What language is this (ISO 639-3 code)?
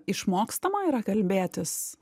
lit